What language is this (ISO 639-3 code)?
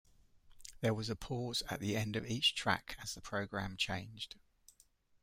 eng